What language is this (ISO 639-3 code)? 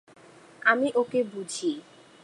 ben